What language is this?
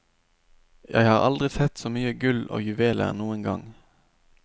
Norwegian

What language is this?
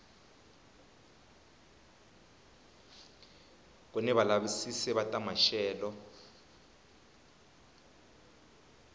Tsonga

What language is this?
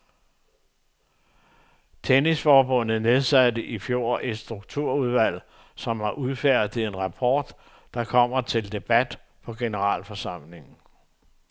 Danish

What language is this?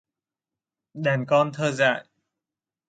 Vietnamese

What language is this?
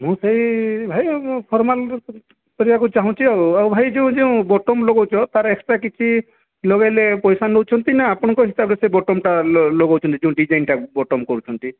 Odia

